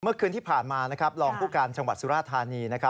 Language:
Thai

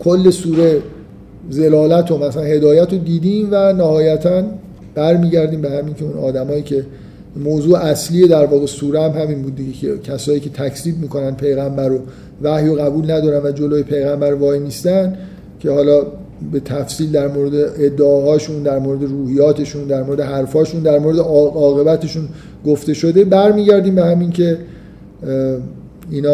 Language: Persian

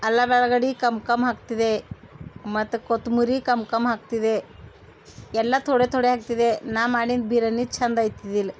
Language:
Kannada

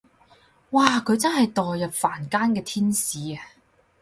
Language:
Cantonese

